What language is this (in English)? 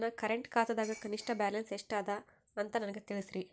Kannada